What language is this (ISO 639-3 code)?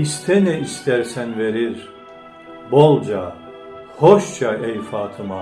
tur